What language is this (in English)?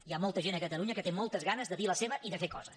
Catalan